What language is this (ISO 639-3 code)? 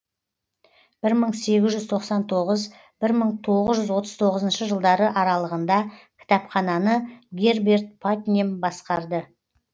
kaz